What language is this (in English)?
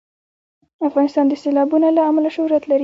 Pashto